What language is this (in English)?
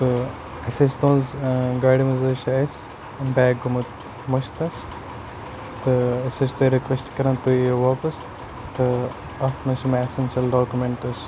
Kashmiri